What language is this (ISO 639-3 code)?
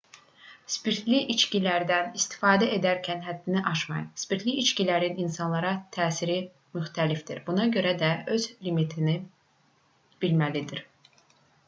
aze